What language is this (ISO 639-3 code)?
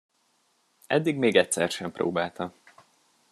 hun